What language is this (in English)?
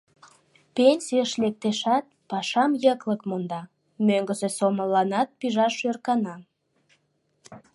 Mari